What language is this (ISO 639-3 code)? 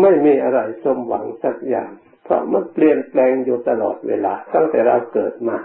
tha